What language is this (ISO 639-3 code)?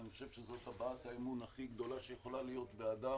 heb